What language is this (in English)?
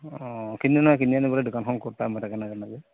Assamese